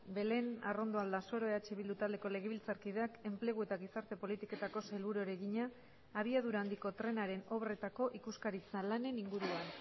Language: Basque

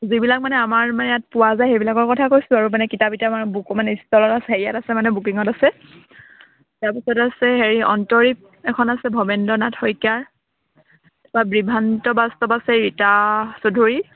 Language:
Assamese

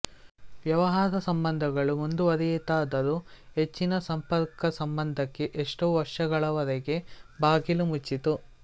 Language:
Kannada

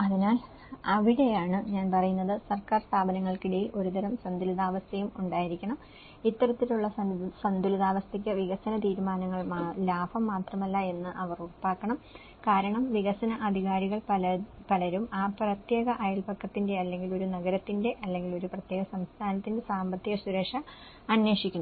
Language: Malayalam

